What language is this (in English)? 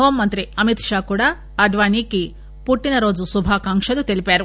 Telugu